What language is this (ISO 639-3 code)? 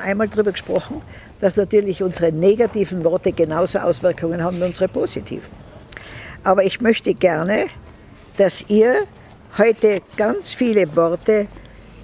deu